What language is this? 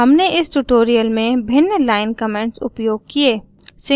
Hindi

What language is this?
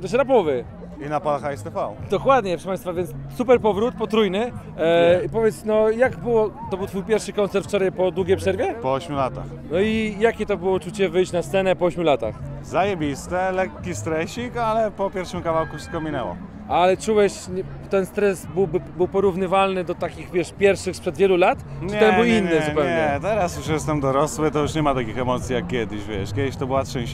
Polish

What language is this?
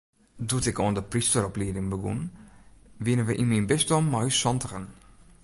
Western Frisian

